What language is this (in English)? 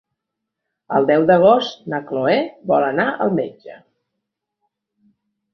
Catalan